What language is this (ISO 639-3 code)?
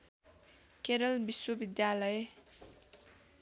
nep